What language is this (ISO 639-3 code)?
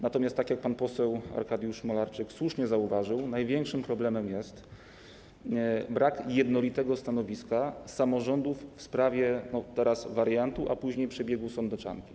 pol